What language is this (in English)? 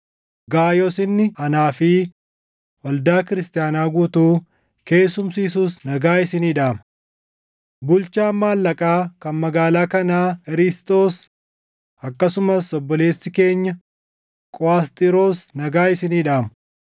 Oromo